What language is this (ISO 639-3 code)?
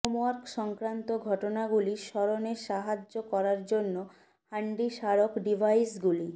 ben